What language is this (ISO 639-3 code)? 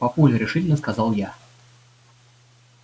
rus